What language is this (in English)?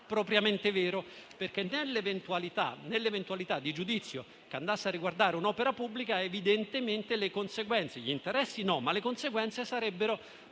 Italian